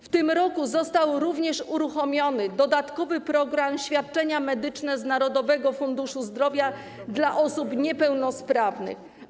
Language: Polish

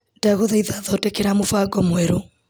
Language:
Kikuyu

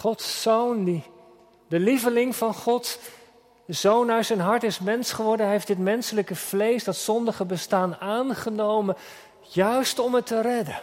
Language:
Dutch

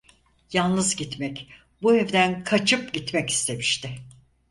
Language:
Turkish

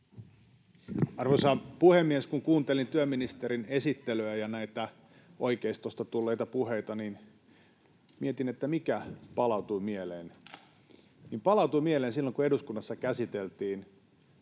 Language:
Finnish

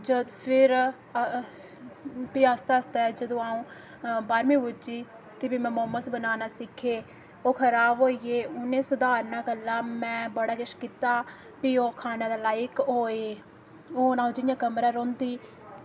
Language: Dogri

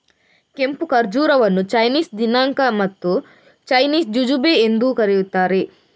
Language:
Kannada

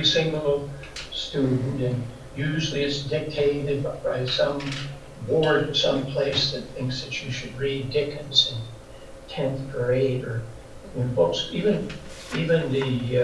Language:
English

